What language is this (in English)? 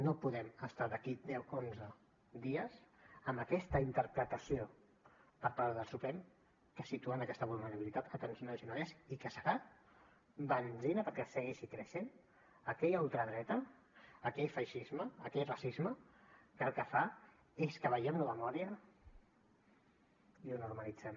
Catalan